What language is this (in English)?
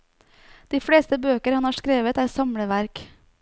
Norwegian